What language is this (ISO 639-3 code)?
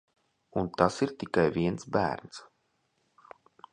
lav